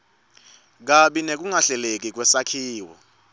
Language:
Swati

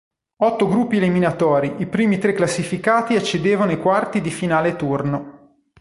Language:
Italian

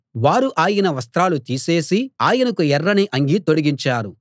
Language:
Telugu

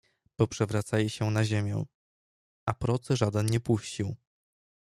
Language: Polish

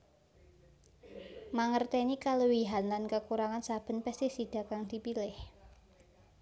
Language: Javanese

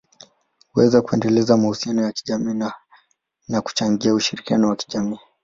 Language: Swahili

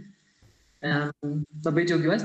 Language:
Lithuanian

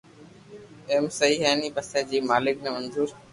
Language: Loarki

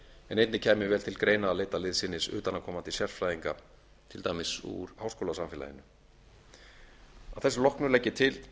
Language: Icelandic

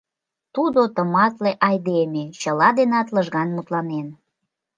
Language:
Mari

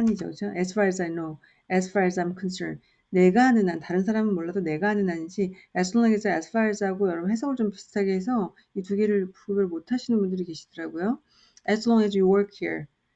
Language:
Korean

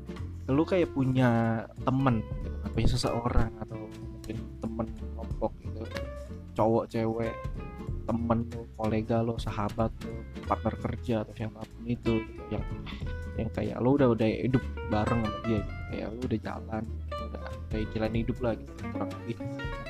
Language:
Indonesian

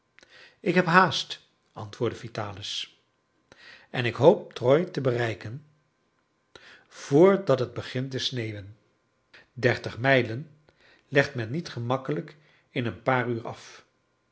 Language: Dutch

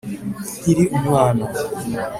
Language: Kinyarwanda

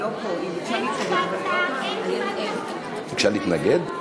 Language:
Hebrew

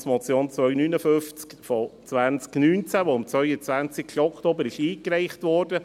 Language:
Swiss German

